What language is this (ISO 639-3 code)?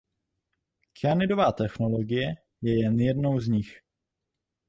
ces